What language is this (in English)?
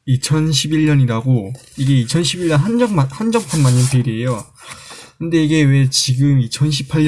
Korean